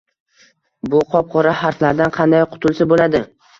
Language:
Uzbek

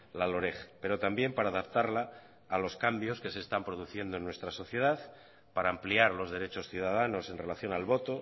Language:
Spanish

